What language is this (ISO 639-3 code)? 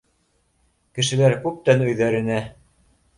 bak